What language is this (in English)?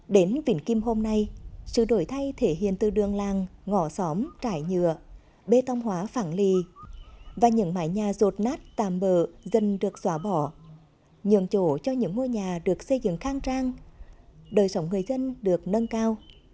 Vietnamese